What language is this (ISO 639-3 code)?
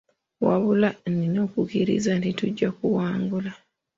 lug